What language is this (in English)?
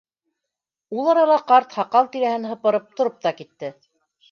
Bashkir